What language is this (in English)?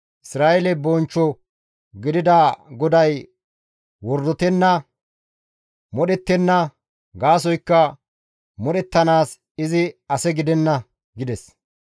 Gamo